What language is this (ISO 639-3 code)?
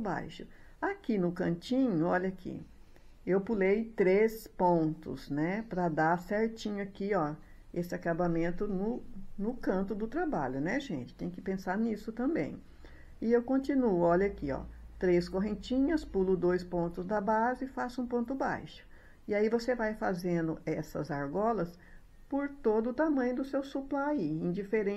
por